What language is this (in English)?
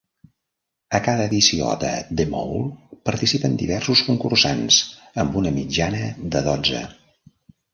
Catalan